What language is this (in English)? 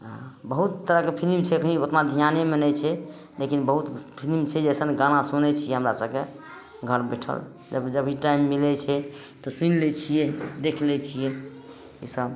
Maithili